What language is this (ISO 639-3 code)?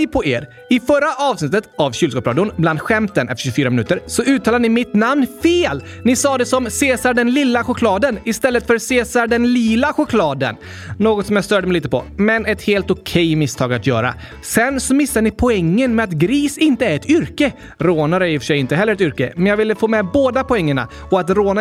swe